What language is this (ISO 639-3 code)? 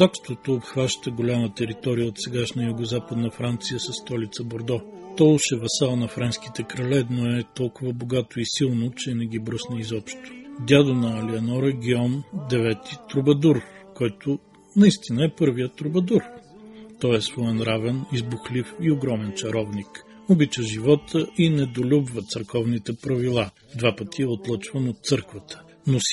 bul